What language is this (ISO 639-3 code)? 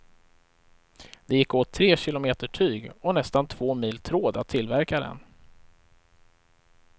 swe